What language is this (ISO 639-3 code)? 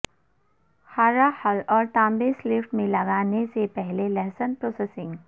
urd